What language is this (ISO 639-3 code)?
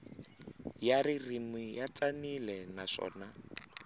tso